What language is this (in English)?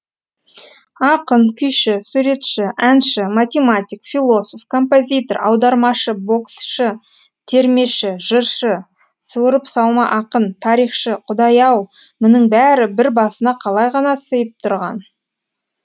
Kazakh